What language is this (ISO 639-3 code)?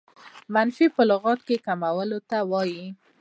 pus